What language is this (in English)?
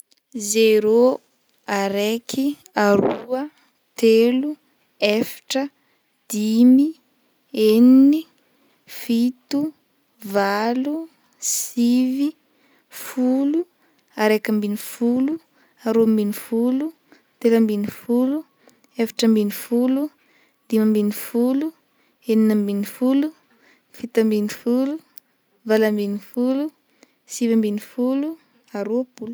Northern Betsimisaraka Malagasy